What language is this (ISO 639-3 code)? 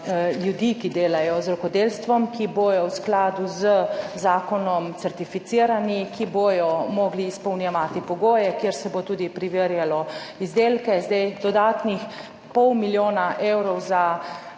slv